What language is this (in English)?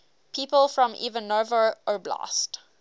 English